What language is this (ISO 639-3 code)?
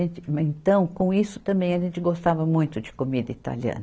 por